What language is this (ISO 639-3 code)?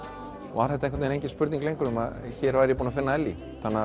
isl